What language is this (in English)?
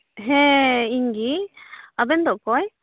Santali